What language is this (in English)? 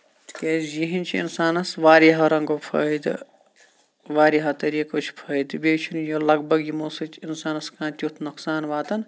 Kashmiri